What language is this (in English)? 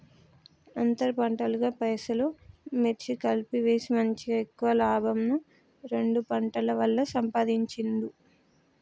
Telugu